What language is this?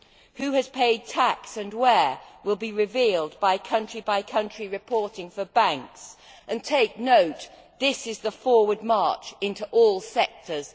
English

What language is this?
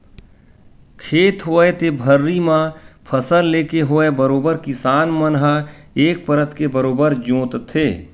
Chhattisgarhi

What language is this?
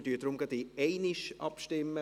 Swiss German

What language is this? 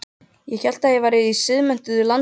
Icelandic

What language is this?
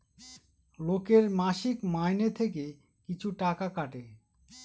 Bangla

